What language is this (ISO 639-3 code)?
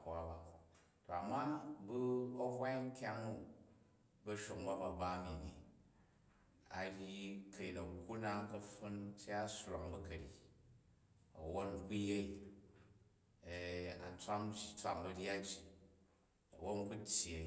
kaj